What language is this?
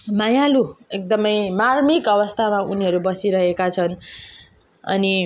Nepali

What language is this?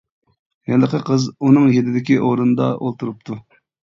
Uyghur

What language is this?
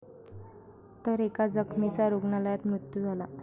Marathi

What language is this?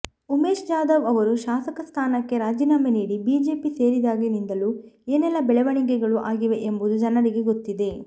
Kannada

